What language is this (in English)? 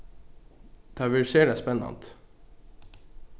Faroese